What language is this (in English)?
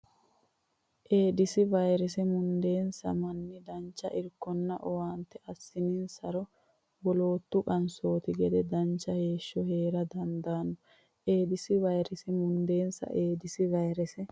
Sidamo